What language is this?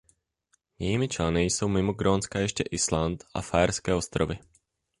Czech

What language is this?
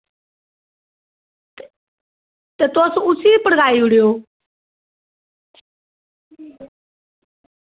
Dogri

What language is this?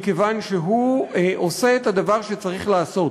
Hebrew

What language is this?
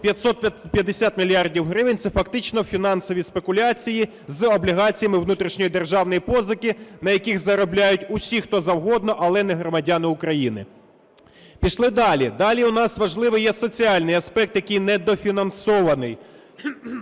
Ukrainian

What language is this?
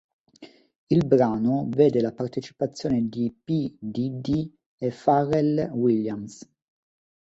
Italian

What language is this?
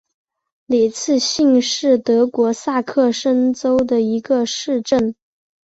Chinese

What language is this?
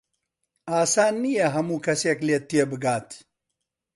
Central Kurdish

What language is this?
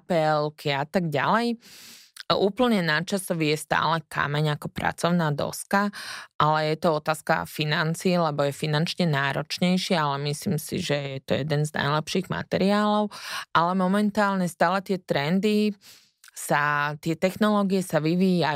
Slovak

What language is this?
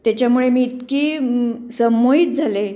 Marathi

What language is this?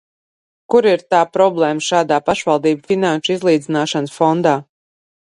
Latvian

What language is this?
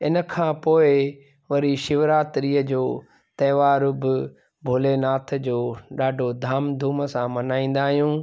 Sindhi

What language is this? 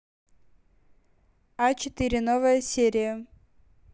Russian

